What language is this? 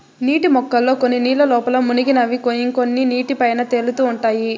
Telugu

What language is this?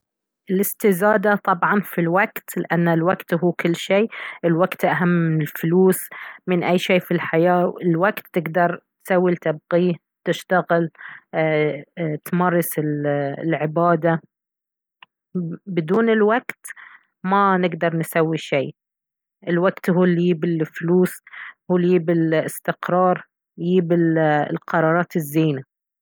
Baharna Arabic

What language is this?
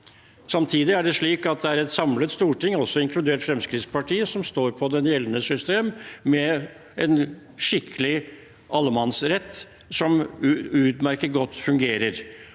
Norwegian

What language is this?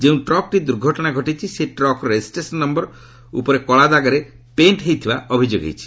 Odia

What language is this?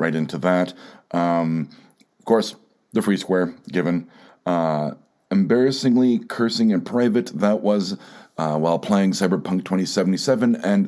English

